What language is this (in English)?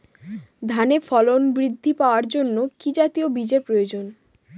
Bangla